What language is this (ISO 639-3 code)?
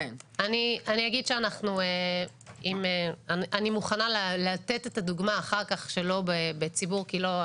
heb